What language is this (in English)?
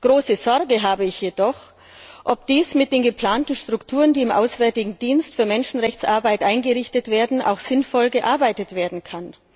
German